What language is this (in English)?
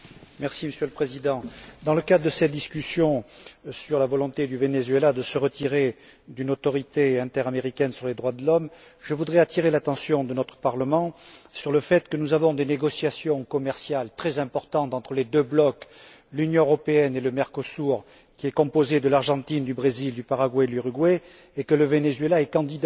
French